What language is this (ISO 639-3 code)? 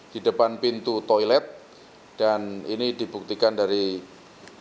ind